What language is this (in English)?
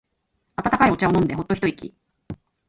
Japanese